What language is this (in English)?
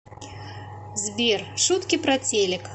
Russian